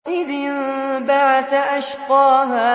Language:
Arabic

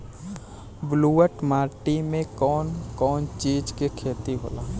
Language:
Bhojpuri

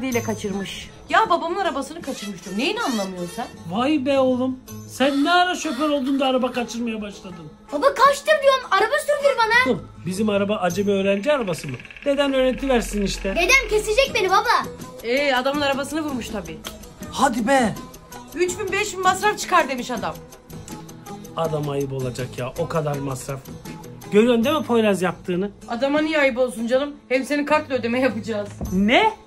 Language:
Turkish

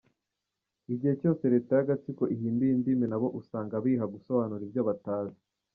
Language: Kinyarwanda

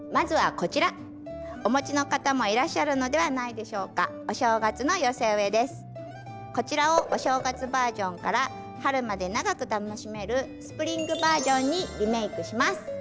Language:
Japanese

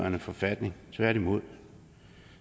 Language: Danish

